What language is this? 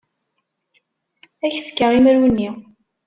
Kabyle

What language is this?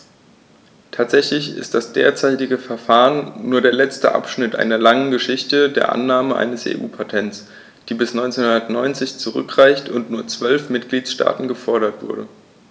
German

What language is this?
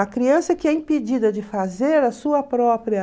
Portuguese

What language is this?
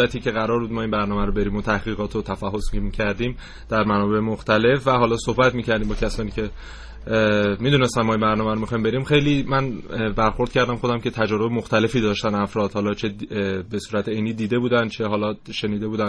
Persian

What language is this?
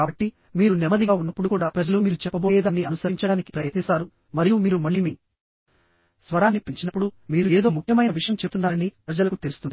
Telugu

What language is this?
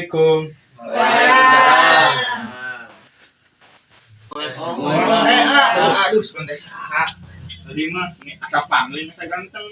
Indonesian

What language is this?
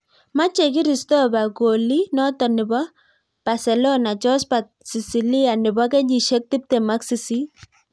Kalenjin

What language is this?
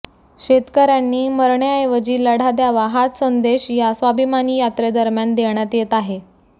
Marathi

